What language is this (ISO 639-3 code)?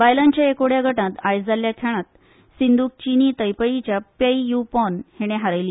kok